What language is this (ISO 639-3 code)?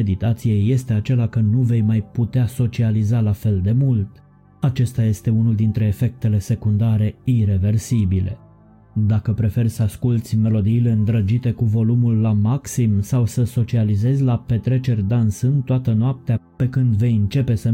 ron